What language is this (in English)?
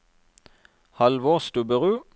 Norwegian